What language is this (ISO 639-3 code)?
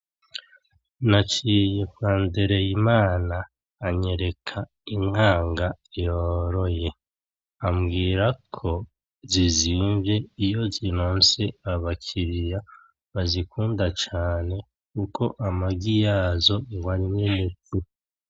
run